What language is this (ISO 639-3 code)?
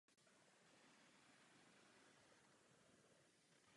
ces